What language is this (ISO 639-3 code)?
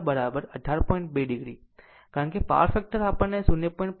guj